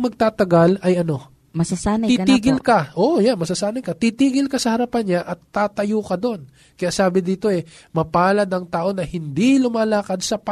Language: Filipino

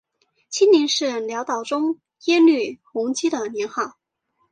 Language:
Chinese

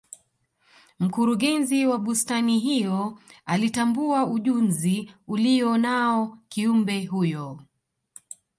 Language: Swahili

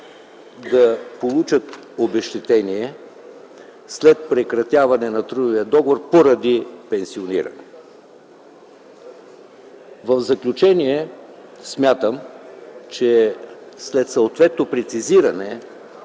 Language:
Bulgarian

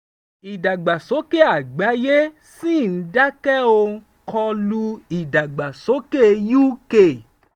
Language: Yoruba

